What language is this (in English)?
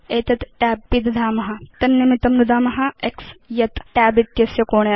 Sanskrit